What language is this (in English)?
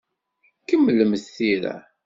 Kabyle